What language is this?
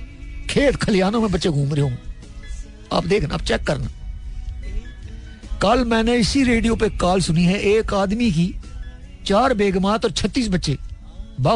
Hindi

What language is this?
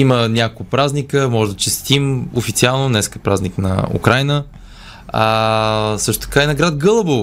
Bulgarian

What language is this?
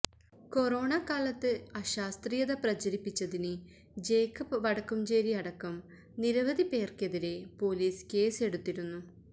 Malayalam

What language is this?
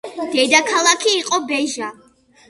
Georgian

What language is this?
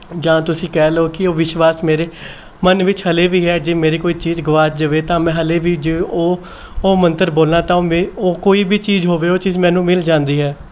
Punjabi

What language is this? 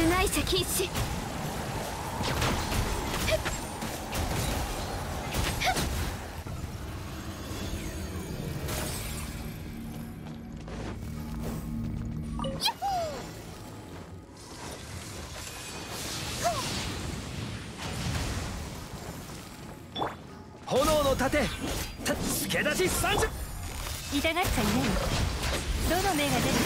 Japanese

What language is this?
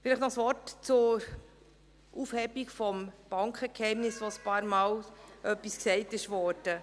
Swiss German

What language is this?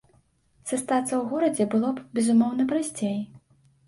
Belarusian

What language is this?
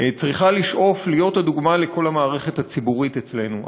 Hebrew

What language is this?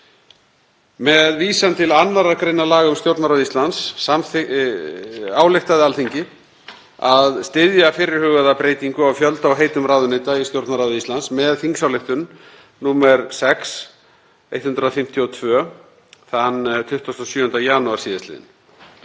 Icelandic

